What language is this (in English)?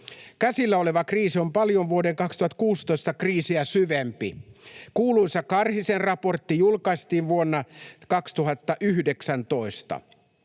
Finnish